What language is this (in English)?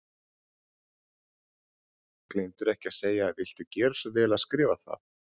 Icelandic